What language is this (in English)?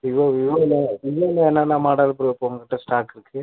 Tamil